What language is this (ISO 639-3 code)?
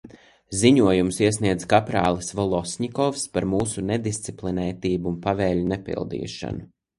lav